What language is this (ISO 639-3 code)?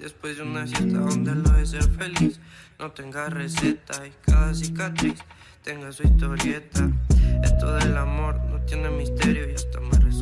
spa